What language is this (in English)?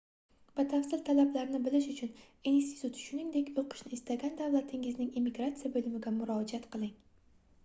Uzbek